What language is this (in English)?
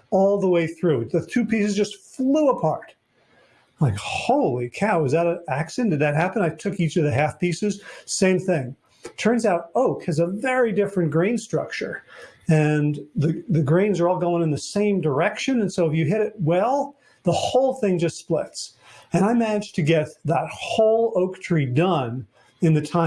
English